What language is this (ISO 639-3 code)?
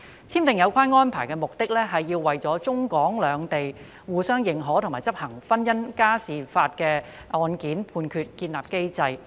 yue